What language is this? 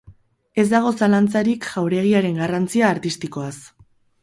Basque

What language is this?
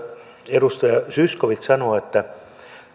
Finnish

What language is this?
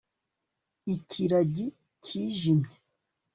Kinyarwanda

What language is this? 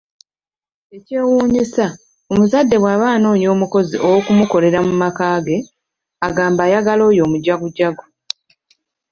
Ganda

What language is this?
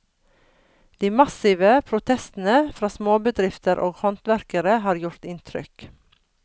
Norwegian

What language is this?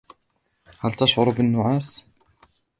Arabic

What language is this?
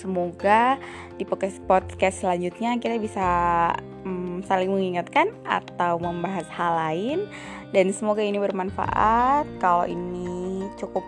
Indonesian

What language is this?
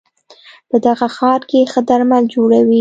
Pashto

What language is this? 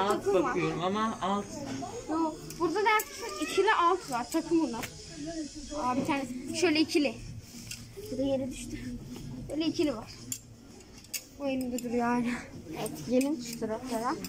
Turkish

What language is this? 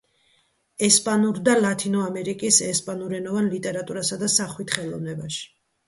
Georgian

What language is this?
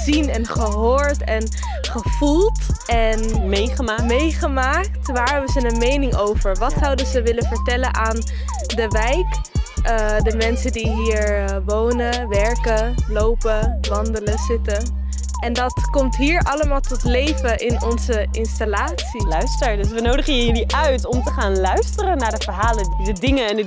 Dutch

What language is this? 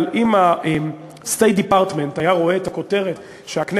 Hebrew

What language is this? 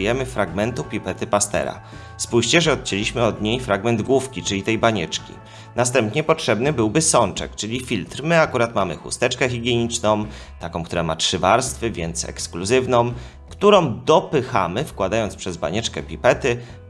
Polish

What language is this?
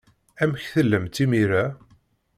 Kabyle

